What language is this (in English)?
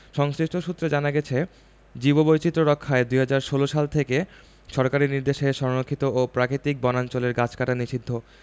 Bangla